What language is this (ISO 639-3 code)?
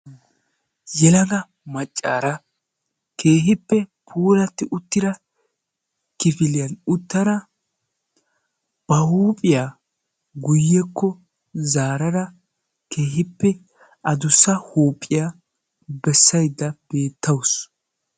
wal